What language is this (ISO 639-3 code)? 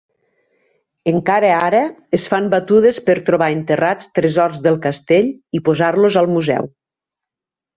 cat